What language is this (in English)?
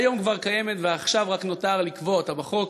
Hebrew